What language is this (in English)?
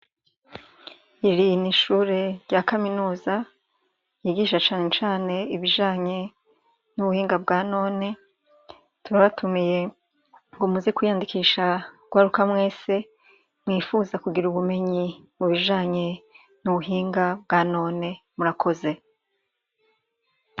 Rundi